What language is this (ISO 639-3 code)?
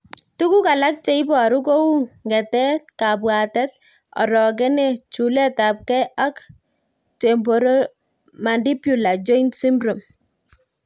kln